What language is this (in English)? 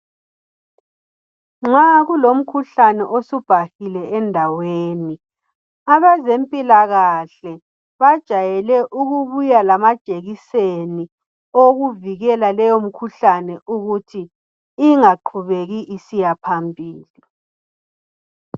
North Ndebele